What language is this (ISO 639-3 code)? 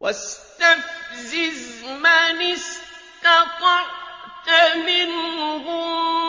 ara